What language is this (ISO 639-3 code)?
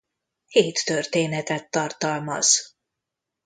hun